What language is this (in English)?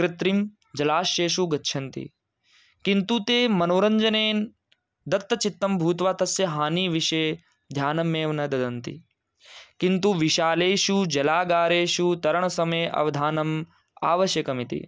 Sanskrit